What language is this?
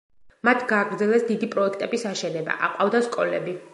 Georgian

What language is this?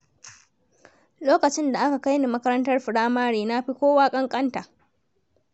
Hausa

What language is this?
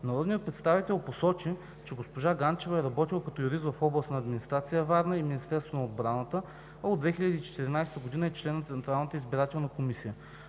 Bulgarian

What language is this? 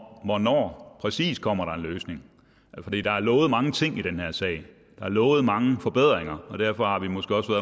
Danish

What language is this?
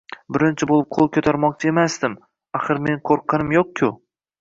Uzbek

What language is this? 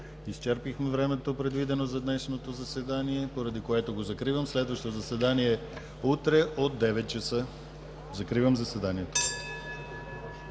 Bulgarian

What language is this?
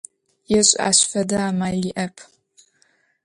Adyghe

